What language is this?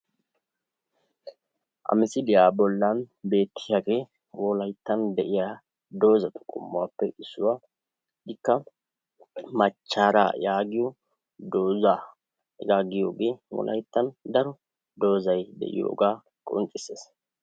Wolaytta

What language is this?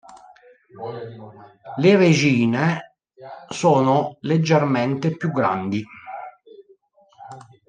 Italian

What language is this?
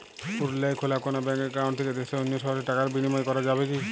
Bangla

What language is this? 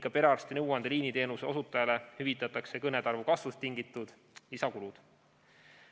Estonian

